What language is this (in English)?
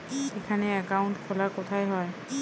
Bangla